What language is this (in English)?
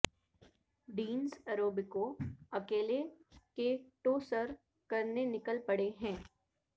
Urdu